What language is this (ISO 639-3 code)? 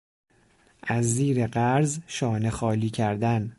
fas